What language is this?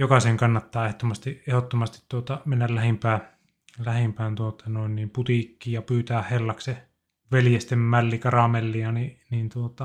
Finnish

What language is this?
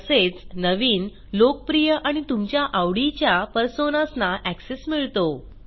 Marathi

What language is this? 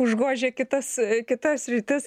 Lithuanian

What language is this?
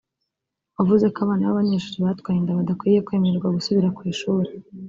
Kinyarwanda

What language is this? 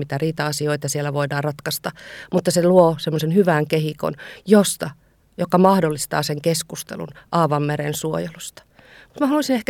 Finnish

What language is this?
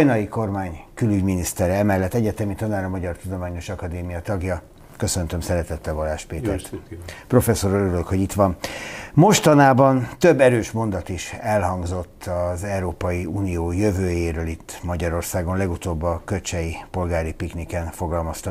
Hungarian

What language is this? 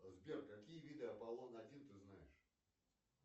Russian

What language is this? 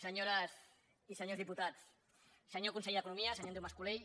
Catalan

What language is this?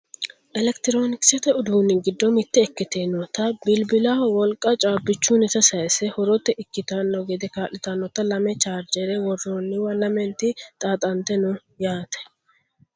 Sidamo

